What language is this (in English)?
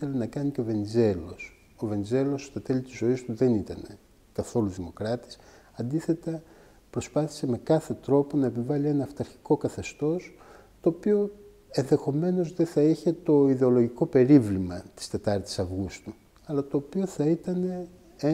Greek